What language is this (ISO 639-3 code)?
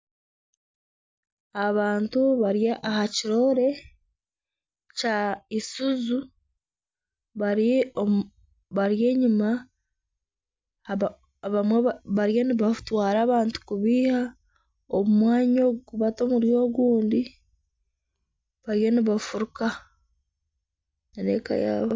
nyn